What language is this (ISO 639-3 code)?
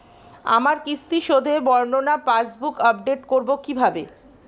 ben